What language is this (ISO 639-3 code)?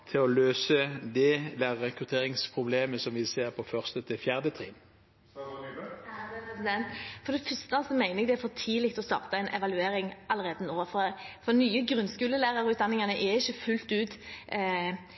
nob